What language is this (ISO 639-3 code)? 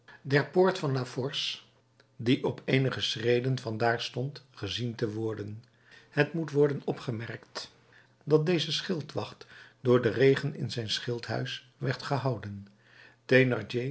nld